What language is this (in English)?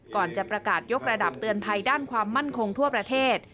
Thai